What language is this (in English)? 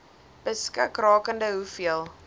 Afrikaans